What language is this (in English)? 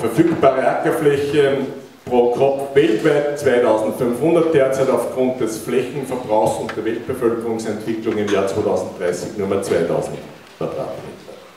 German